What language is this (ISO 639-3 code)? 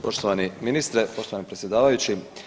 hrv